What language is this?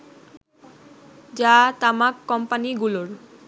Bangla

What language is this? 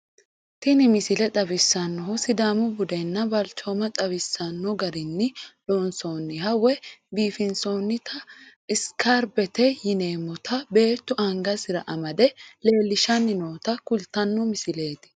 Sidamo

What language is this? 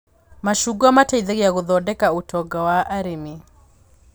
Kikuyu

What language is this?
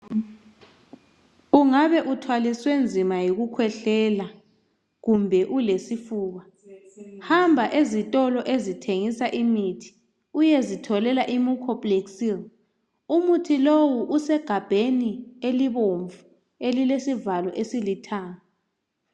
North Ndebele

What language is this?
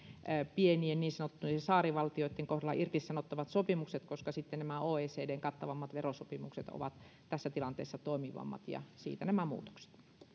Finnish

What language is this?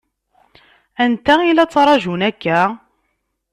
Kabyle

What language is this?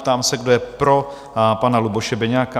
Czech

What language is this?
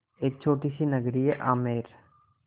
Hindi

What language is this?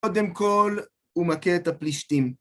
Hebrew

